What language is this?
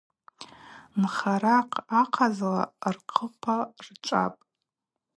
Abaza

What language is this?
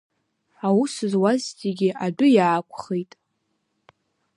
Abkhazian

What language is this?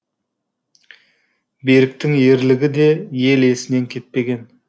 Kazakh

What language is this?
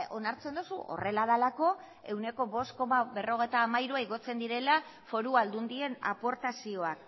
Basque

